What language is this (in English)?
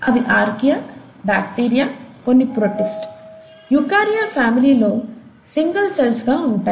Telugu